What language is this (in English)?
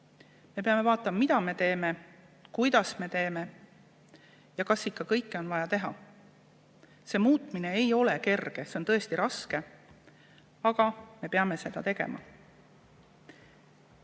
Estonian